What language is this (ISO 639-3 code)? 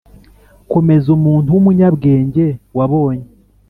kin